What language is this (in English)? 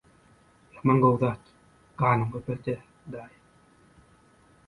Turkmen